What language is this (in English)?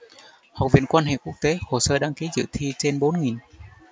Vietnamese